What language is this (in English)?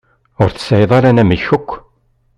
Kabyle